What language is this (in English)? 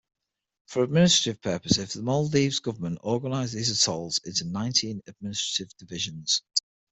English